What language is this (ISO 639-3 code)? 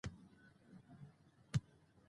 pus